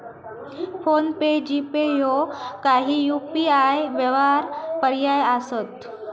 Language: Marathi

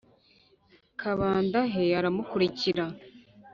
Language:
Kinyarwanda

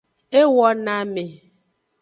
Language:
Aja (Benin)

